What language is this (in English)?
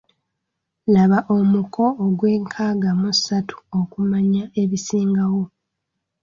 Ganda